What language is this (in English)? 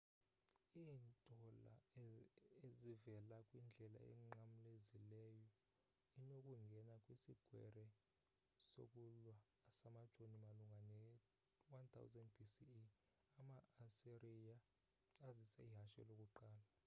Xhosa